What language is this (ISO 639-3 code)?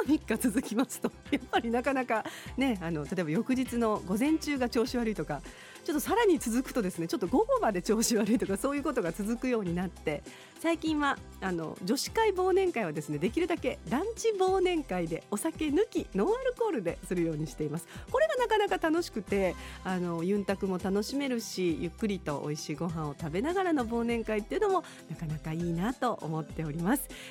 jpn